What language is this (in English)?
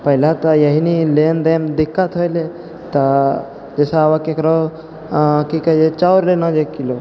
Maithili